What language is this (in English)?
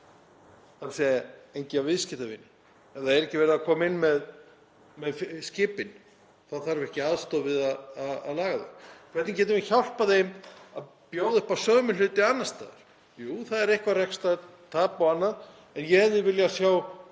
Icelandic